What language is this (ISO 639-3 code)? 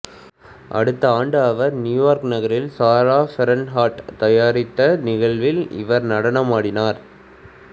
tam